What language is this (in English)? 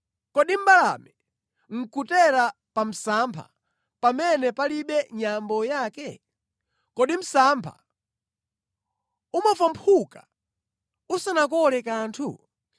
Nyanja